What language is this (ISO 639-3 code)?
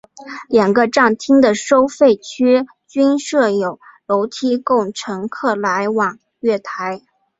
zho